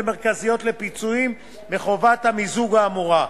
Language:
Hebrew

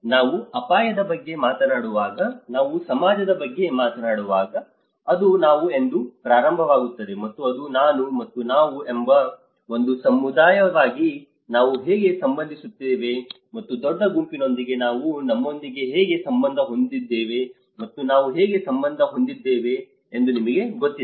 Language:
Kannada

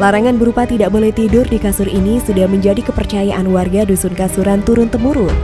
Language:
Indonesian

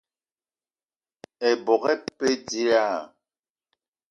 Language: Eton (Cameroon)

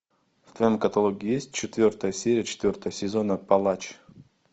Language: Russian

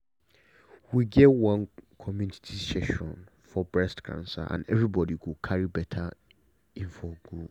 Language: Nigerian Pidgin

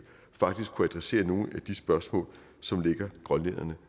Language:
Danish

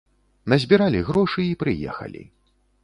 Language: Belarusian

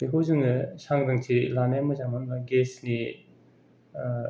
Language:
Bodo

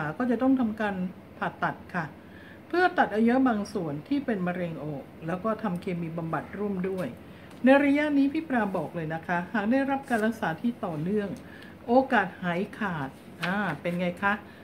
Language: Thai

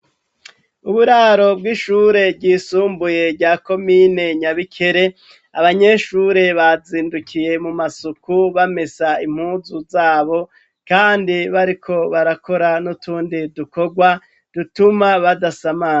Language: Rundi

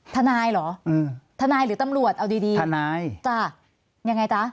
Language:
Thai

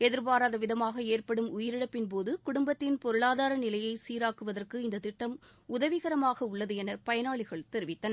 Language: Tamil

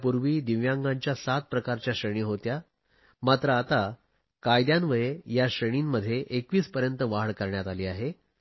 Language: Marathi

